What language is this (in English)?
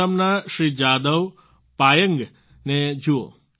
Gujarati